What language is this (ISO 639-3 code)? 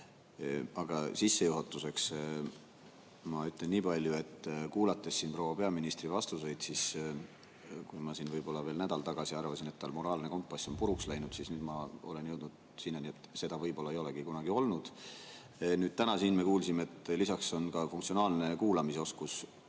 est